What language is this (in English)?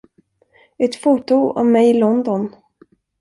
Swedish